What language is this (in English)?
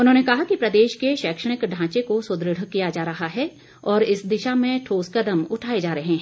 Hindi